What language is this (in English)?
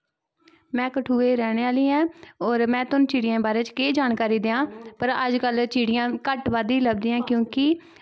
Dogri